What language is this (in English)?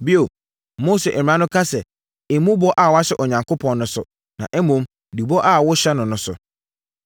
Akan